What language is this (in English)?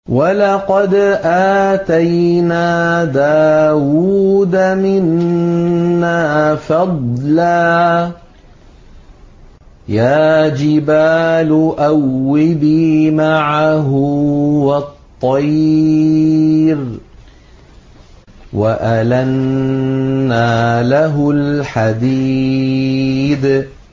Arabic